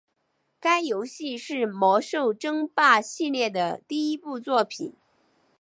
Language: Chinese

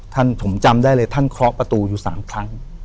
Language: Thai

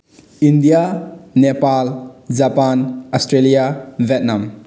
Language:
Manipuri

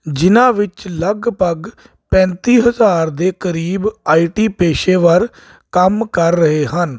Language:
Punjabi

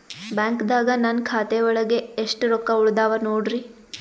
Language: Kannada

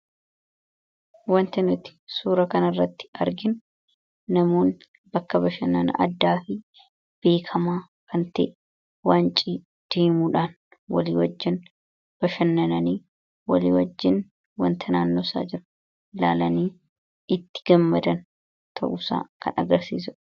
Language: Oromo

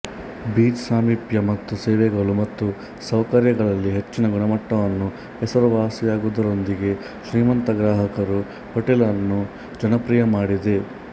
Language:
Kannada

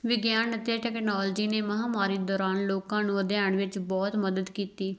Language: Punjabi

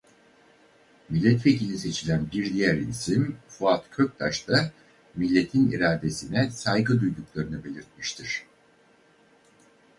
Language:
Turkish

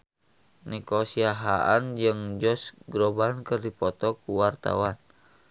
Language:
Sundanese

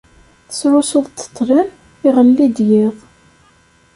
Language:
Kabyle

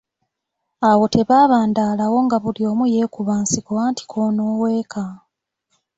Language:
Ganda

